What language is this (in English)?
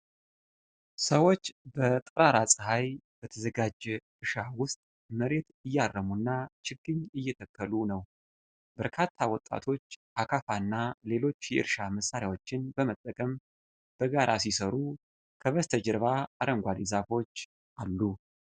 Amharic